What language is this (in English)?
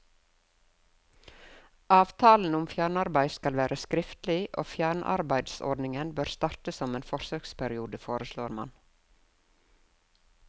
Norwegian